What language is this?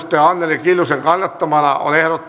Finnish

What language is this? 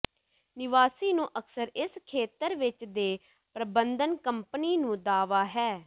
Punjabi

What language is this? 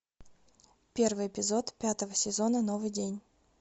Russian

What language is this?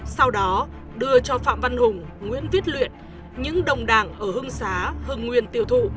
Vietnamese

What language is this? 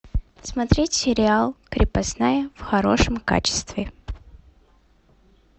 Russian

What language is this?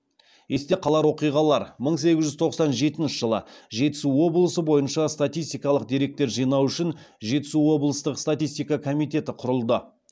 Kazakh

